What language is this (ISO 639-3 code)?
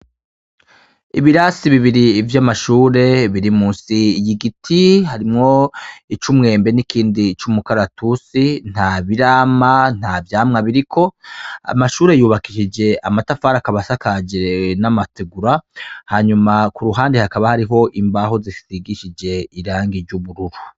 run